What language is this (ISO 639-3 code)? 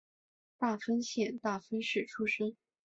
zho